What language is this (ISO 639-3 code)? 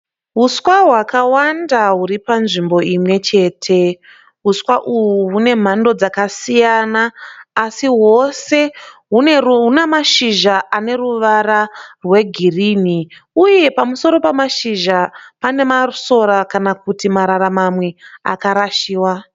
sna